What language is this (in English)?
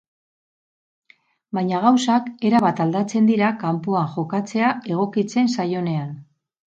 Basque